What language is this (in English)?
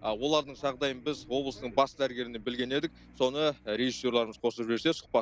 Turkish